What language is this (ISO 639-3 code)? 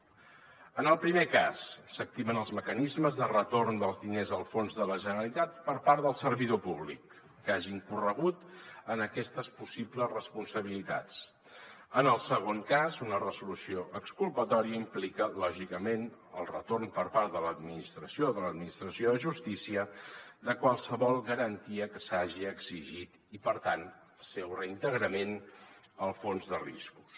cat